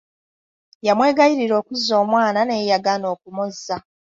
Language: Ganda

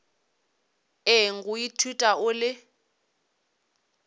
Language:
Northern Sotho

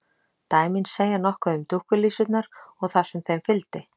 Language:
Icelandic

